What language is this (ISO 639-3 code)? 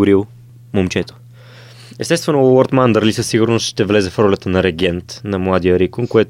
bul